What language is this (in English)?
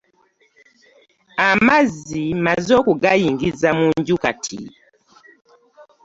Ganda